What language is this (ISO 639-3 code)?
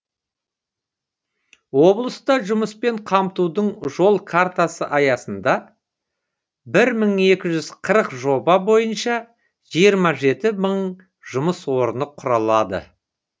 kaz